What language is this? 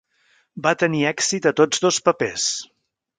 Catalan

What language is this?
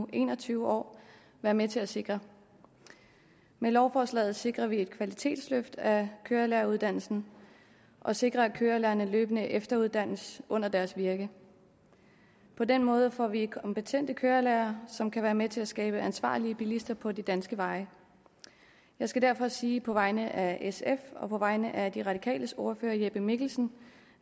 Danish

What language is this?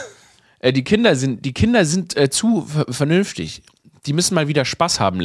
German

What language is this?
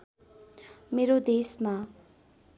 Nepali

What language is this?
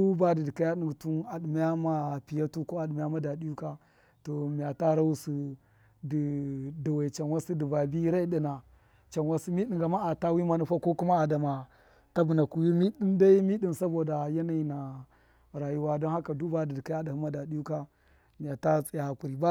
Miya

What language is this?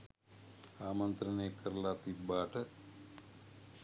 Sinhala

